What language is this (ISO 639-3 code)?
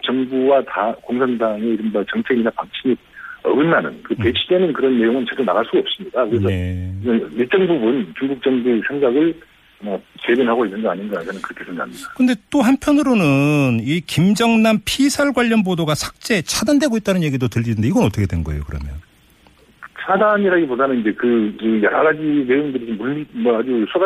kor